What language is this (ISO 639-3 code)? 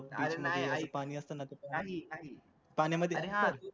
mar